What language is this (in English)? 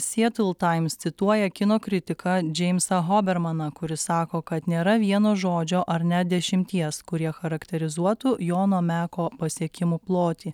Lithuanian